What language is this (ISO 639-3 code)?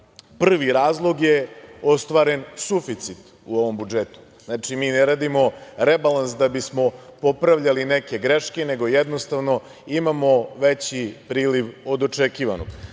srp